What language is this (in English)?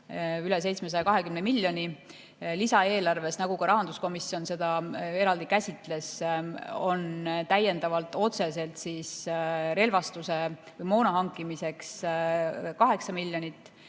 Estonian